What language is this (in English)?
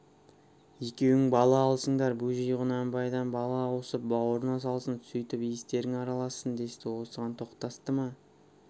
Kazakh